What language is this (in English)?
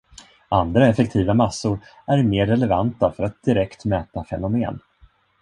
Swedish